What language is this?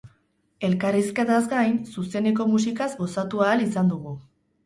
Basque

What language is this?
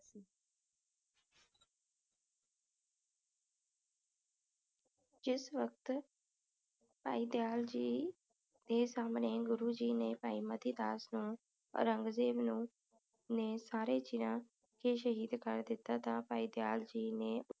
Punjabi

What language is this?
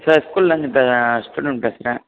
Tamil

